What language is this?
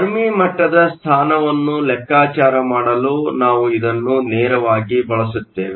Kannada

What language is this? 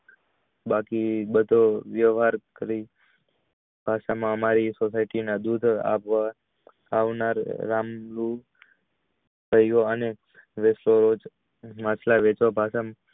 Gujarati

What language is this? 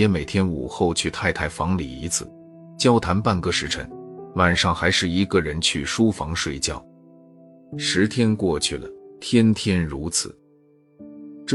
Chinese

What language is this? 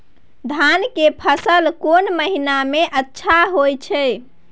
Maithili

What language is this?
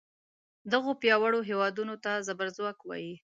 Pashto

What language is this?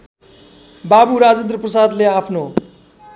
Nepali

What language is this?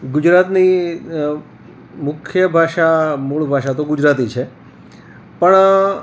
Gujarati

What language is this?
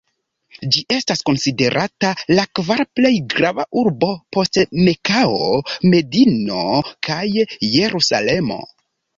Esperanto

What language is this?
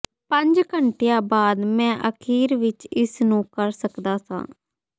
Punjabi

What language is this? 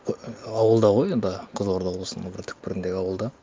Kazakh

